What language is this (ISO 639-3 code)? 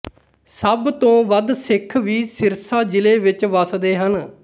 pan